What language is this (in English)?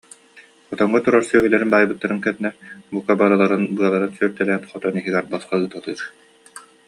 Yakut